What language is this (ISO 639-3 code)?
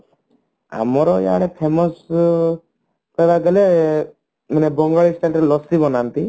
ori